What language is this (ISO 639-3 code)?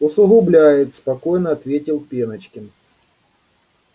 rus